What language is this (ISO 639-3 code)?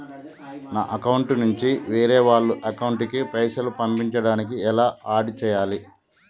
tel